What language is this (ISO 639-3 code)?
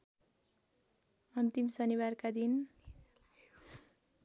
nep